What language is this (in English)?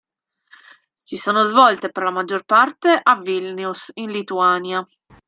Italian